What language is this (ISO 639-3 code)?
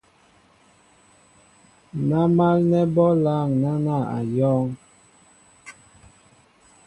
mbo